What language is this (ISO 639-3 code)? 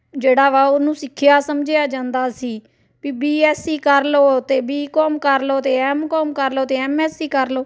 pan